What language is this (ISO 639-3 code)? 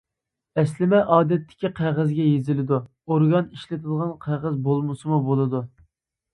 uig